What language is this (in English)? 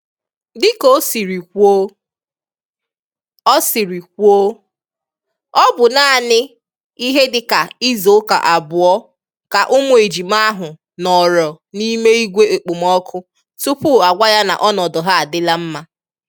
Igbo